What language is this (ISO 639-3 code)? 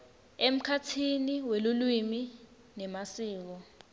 ssw